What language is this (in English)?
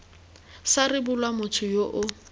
Tswana